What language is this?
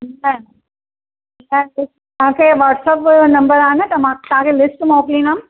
Sindhi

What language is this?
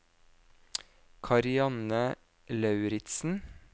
Norwegian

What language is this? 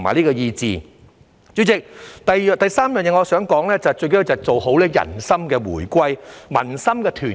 Cantonese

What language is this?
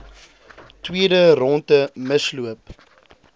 Afrikaans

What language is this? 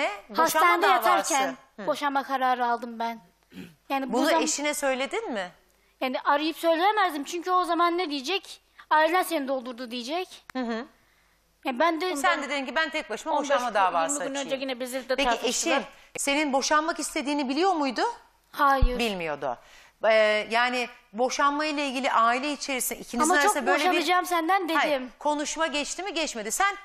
Turkish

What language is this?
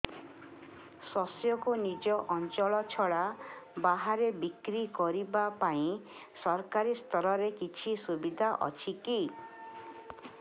Odia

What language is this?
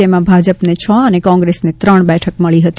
Gujarati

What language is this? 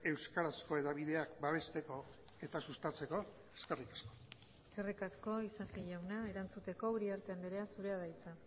Basque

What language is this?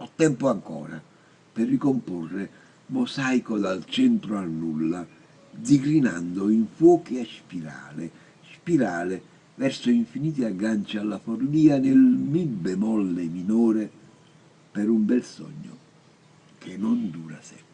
Italian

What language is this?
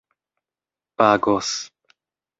Esperanto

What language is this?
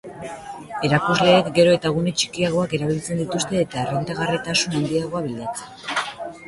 Basque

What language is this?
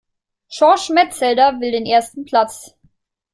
German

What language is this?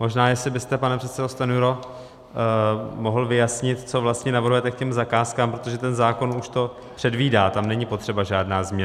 Czech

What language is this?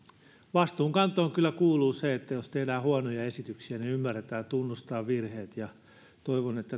Finnish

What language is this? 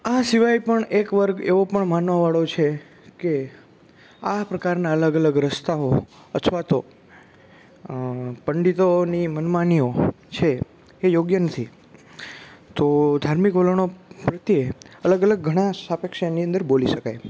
Gujarati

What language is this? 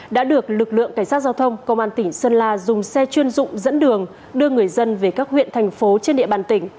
Vietnamese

